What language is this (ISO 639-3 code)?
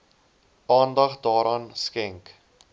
afr